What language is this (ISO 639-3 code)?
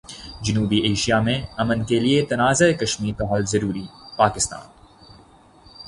urd